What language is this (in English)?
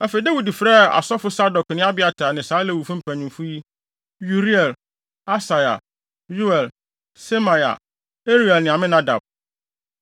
Akan